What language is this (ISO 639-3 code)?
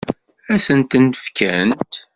kab